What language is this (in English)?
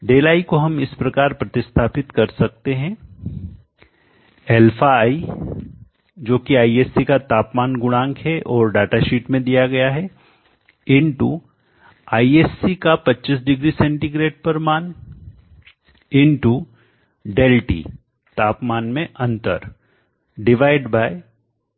Hindi